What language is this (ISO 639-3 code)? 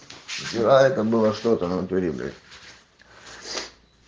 rus